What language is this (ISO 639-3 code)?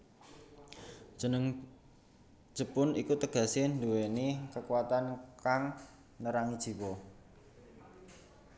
jav